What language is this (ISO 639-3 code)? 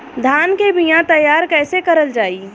bho